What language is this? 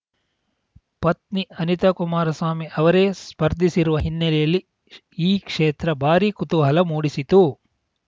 Kannada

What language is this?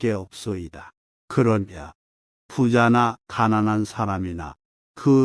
Korean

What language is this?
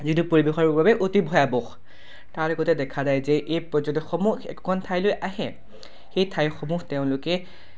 Assamese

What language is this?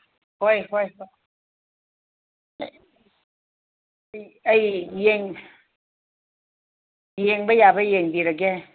Manipuri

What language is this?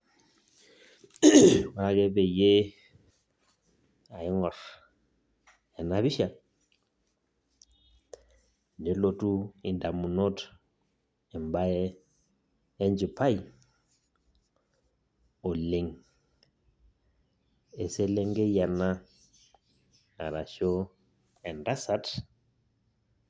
Masai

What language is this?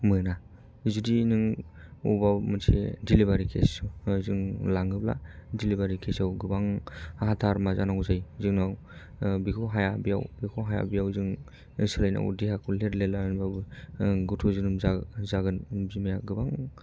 Bodo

